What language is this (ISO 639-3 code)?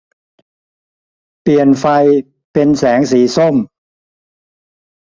tha